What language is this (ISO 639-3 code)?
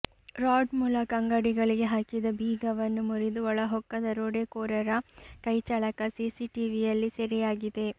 kan